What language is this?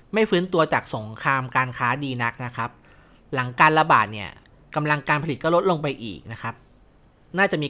Thai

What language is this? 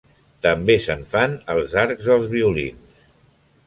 Catalan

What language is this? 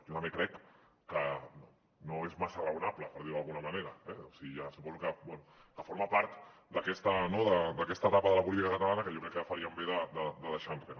Catalan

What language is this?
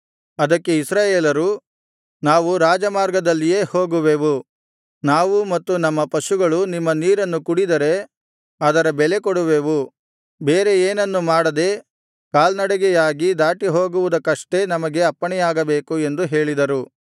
Kannada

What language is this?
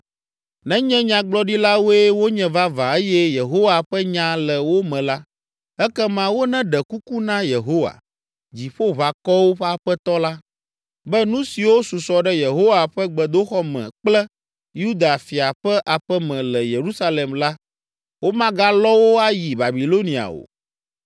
Ewe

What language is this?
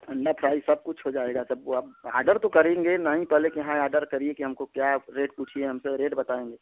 Hindi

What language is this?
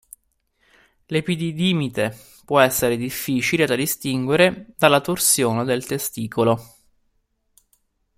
Italian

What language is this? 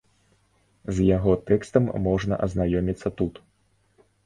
Belarusian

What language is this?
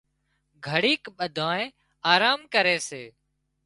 Wadiyara Koli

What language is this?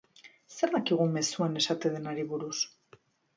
Basque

